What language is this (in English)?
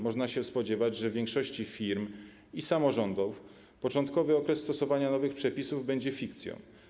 Polish